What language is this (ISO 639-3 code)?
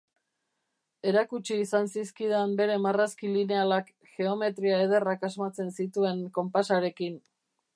eus